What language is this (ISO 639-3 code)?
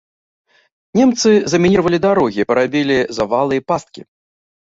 bel